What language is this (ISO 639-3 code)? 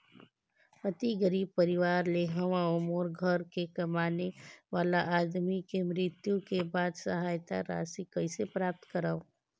hne